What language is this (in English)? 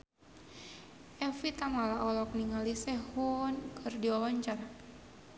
Sundanese